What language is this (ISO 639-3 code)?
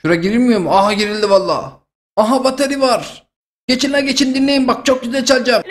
tur